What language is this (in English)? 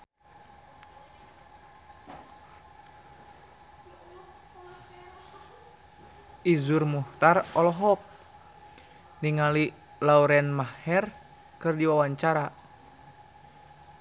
Sundanese